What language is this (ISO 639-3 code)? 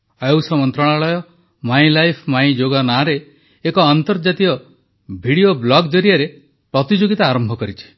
ori